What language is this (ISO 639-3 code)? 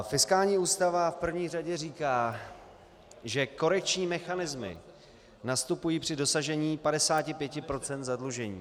ces